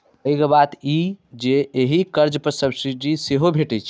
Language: Maithili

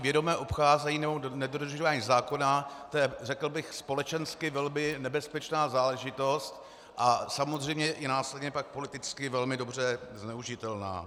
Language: Czech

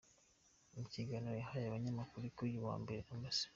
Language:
Kinyarwanda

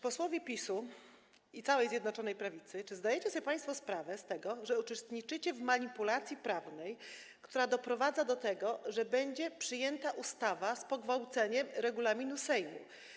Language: Polish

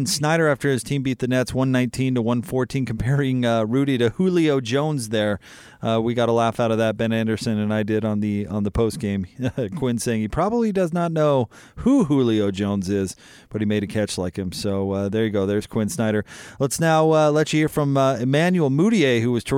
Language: English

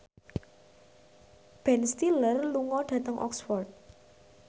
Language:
Javanese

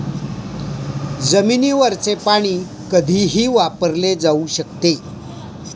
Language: Marathi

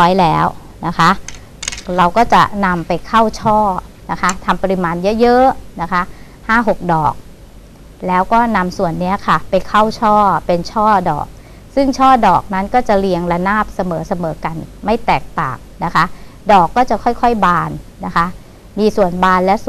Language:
Thai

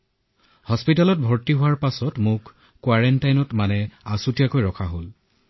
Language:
Assamese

